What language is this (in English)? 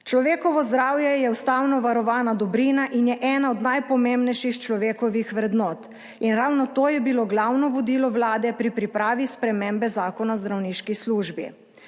Slovenian